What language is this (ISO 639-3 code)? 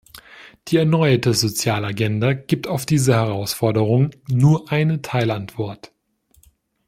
deu